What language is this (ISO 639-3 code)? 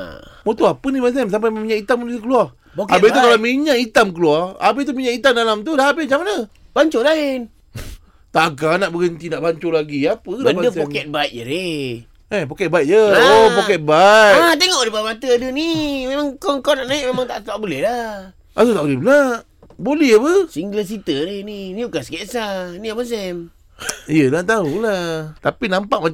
msa